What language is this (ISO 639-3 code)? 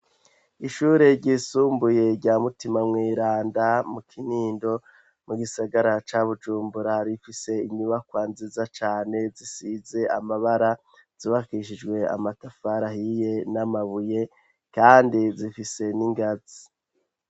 run